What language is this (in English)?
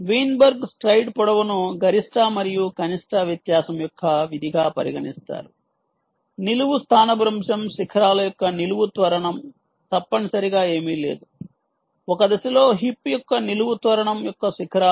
Telugu